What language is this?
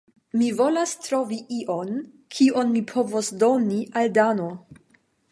Esperanto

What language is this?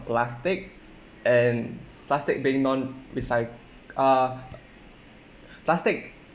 English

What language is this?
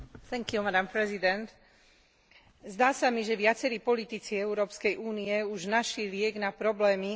Slovak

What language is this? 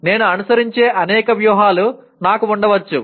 Telugu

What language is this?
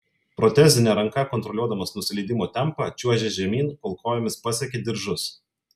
Lithuanian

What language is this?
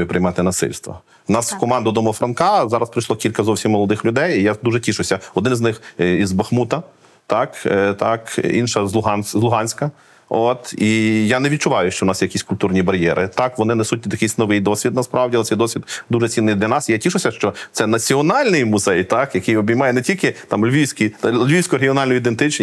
Ukrainian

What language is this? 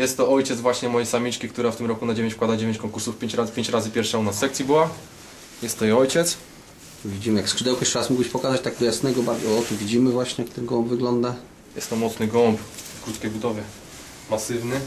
Polish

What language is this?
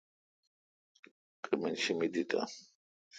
Kalkoti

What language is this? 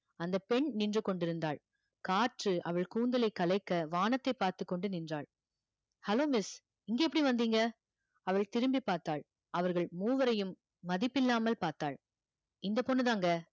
Tamil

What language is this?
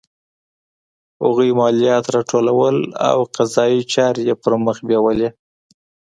Pashto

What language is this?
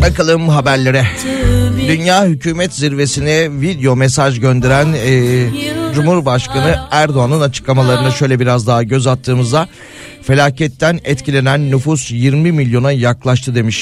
Turkish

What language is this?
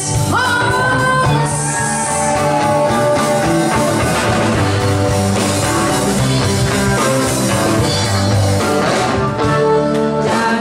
Dutch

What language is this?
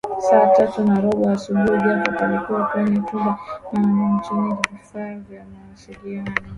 Swahili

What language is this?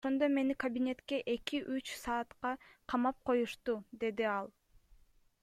Kyrgyz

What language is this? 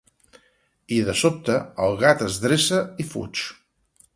Catalan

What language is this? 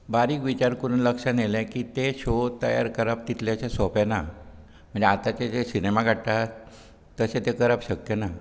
Konkani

